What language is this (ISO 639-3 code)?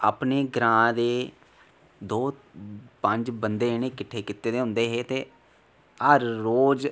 doi